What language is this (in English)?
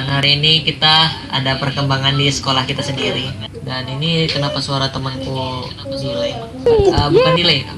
Indonesian